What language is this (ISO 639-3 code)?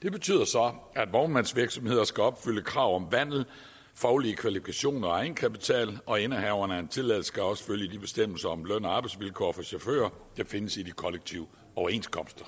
dan